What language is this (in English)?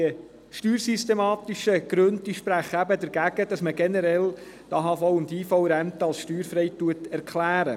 Swiss German